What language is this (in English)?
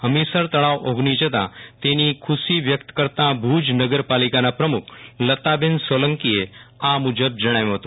Gujarati